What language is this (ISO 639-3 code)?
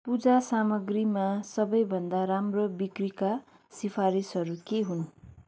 nep